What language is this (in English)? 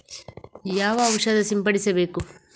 Kannada